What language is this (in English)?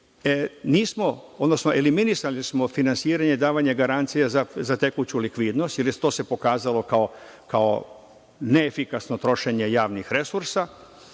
Serbian